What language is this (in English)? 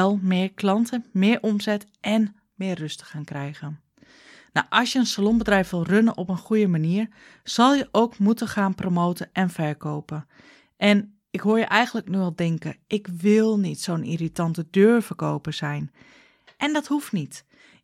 Dutch